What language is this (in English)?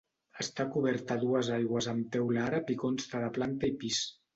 Catalan